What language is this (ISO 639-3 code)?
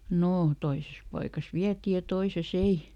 fin